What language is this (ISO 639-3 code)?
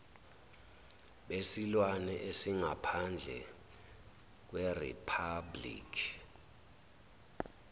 zul